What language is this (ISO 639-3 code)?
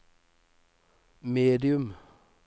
nor